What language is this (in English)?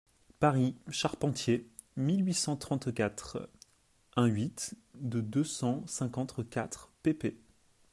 French